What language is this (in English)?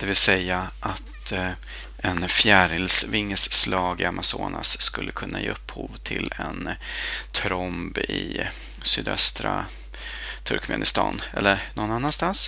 Swedish